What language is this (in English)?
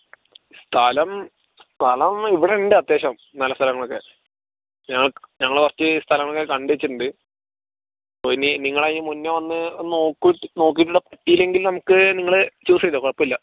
Malayalam